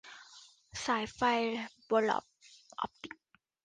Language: Thai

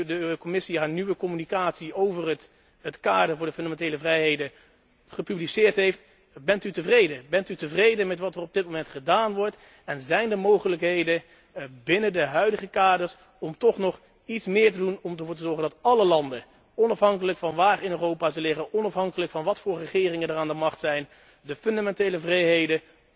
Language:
Dutch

